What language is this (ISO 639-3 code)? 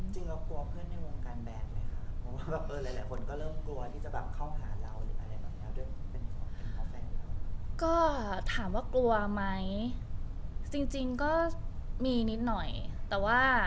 tha